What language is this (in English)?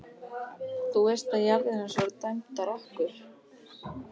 Icelandic